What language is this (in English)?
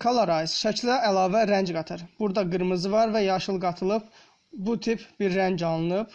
Turkish